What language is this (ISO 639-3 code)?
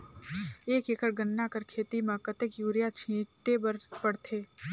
hne